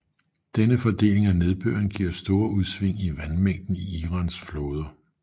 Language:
Danish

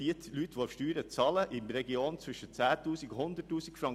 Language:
Swiss German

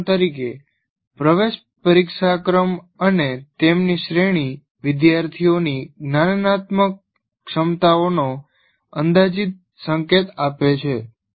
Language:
Gujarati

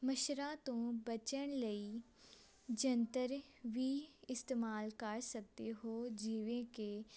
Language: Punjabi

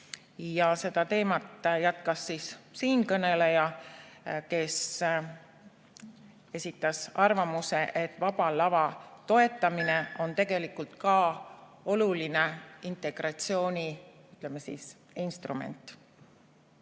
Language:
Estonian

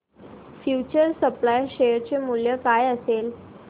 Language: Marathi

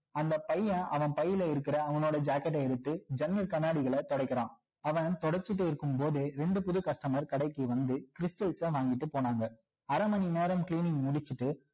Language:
Tamil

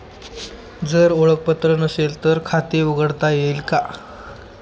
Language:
Marathi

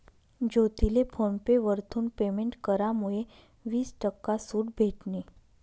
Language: Marathi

